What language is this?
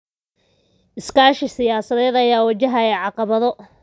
Somali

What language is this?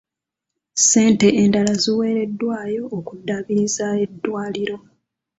Ganda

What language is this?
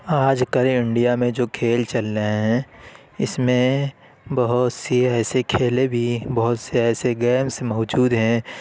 Urdu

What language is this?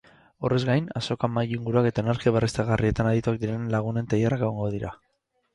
Basque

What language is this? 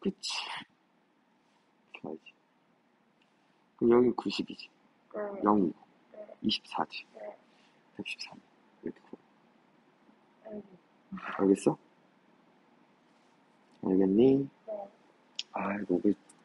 Korean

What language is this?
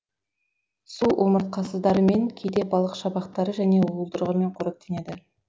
Kazakh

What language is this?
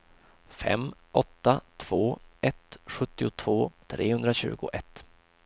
Swedish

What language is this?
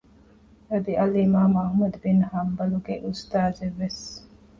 Divehi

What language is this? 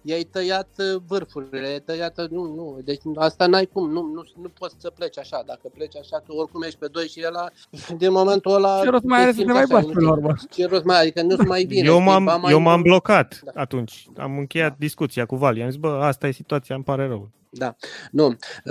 Romanian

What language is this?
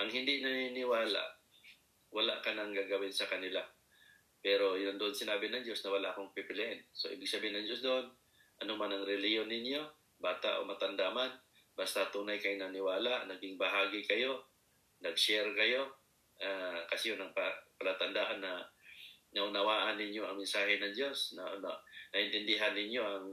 Filipino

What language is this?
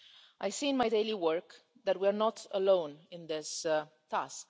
English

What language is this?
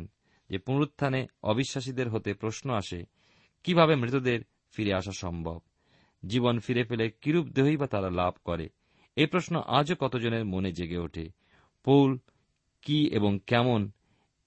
Bangla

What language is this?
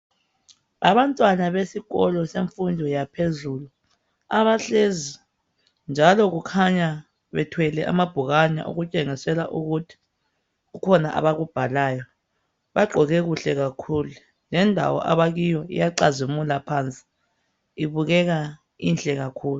North Ndebele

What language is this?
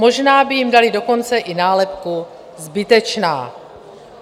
Czech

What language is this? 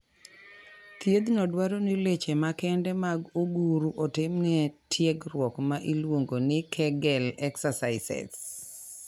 Luo (Kenya and Tanzania)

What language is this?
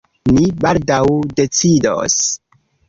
Esperanto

